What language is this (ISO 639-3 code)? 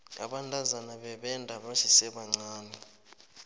nbl